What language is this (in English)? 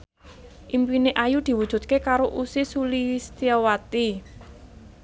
Javanese